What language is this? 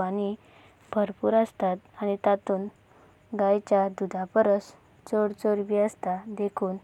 Konkani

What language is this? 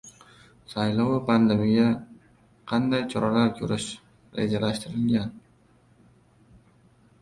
Uzbek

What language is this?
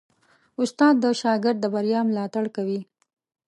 Pashto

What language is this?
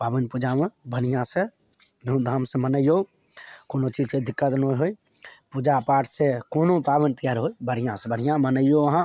Maithili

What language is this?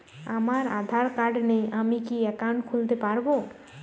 Bangla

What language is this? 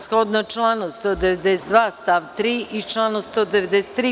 Serbian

